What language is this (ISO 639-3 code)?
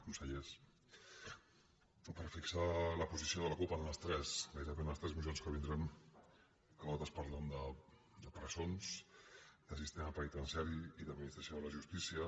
cat